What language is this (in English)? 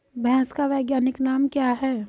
Hindi